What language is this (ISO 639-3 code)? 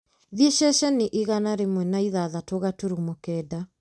kik